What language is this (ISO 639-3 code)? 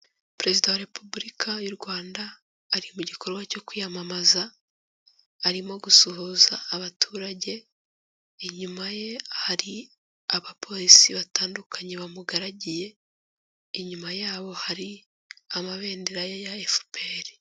kin